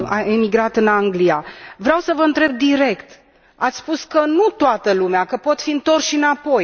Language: Romanian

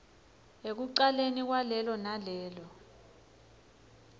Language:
Swati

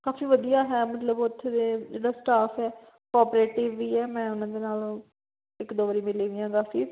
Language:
Punjabi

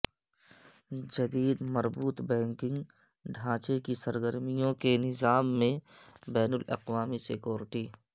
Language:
Urdu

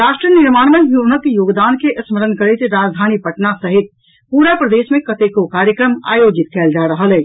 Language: Maithili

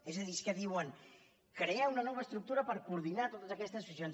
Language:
Catalan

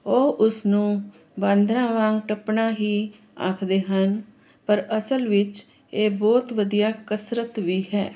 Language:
Punjabi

